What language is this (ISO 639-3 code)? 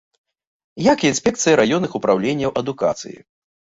bel